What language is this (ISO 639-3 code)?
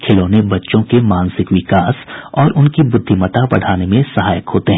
hin